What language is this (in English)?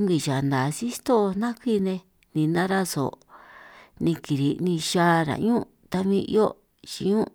San Martín Itunyoso Triqui